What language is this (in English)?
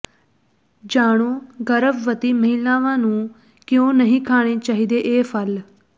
Punjabi